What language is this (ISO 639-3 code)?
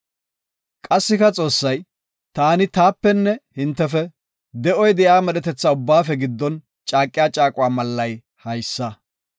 gof